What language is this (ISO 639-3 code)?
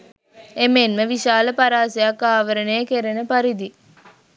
sin